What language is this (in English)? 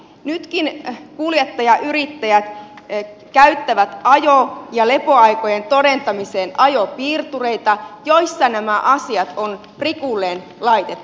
Finnish